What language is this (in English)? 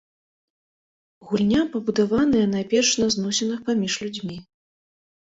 Belarusian